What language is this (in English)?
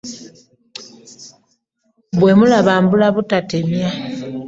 Ganda